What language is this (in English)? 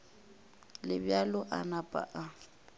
Northern Sotho